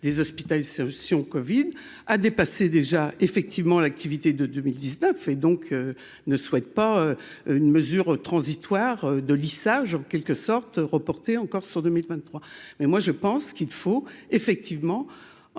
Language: French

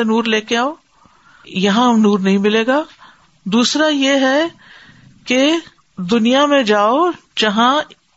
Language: Urdu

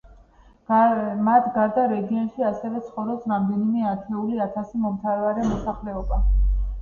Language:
Georgian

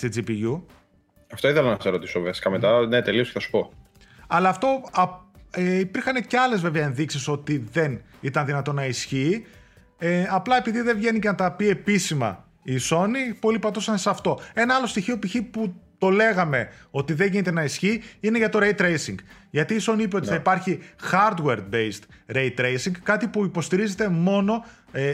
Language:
Greek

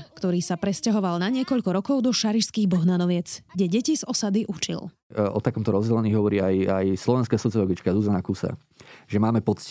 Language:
Slovak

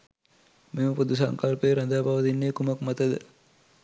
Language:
Sinhala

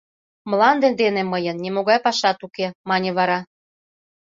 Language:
Mari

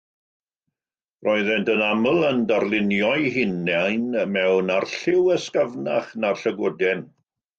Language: Welsh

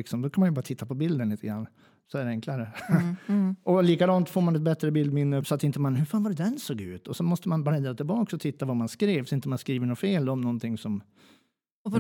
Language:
Swedish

